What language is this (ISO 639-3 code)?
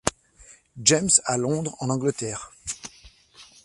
fra